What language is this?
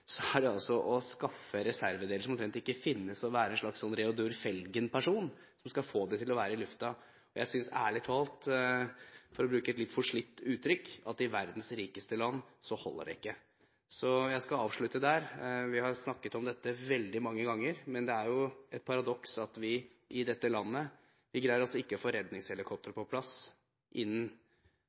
Norwegian Bokmål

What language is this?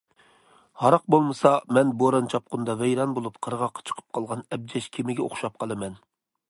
Uyghur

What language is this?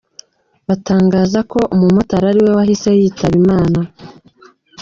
Kinyarwanda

